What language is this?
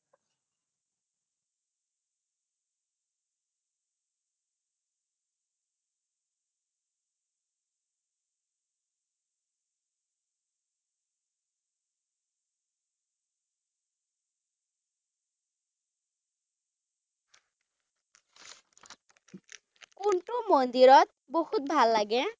Assamese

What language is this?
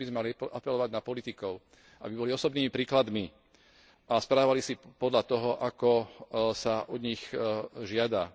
Slovak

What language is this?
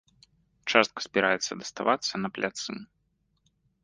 Belarusian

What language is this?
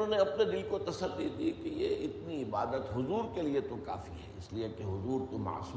Urdu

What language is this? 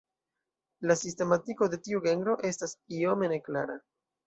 Esperanto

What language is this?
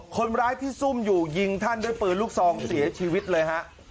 Thai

